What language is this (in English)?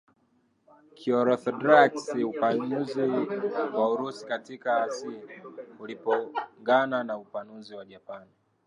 Swahili